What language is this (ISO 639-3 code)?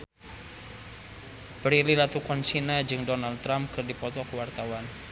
sun